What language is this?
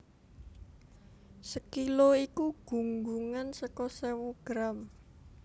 Javanese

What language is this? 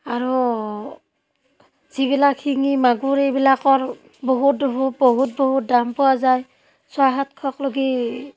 Assamese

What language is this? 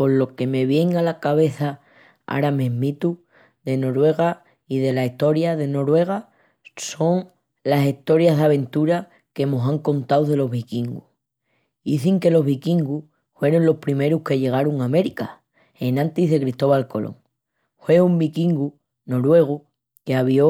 Extremaduran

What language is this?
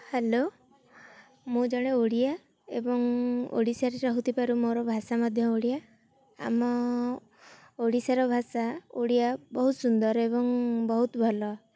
Odia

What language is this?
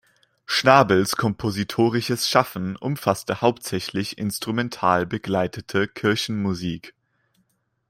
German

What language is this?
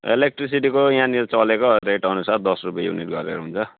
Nepali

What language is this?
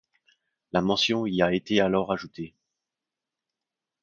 French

